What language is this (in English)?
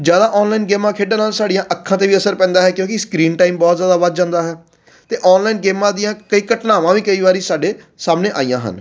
Punjabi